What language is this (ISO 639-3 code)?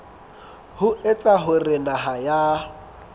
sot